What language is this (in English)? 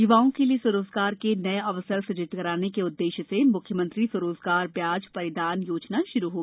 Hindi